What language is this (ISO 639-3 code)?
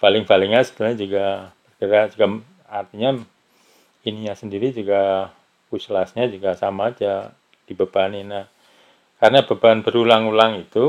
ind